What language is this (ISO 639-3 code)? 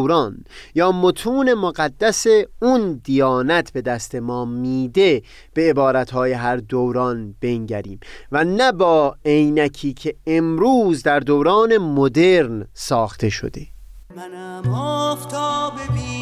fas